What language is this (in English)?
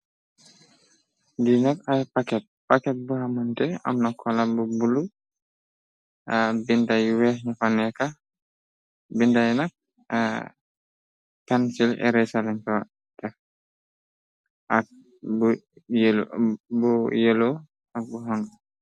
Wolof